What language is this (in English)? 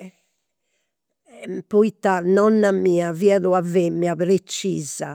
Campidanese Sardinian